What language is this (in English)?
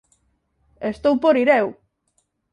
Galician